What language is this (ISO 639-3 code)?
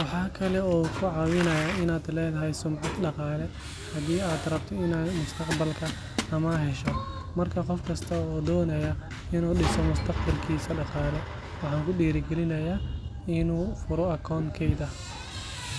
som